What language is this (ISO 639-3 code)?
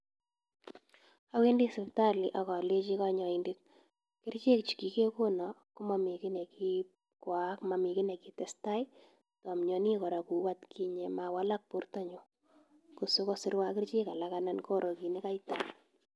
kln